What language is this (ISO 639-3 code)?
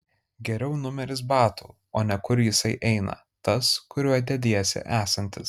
lit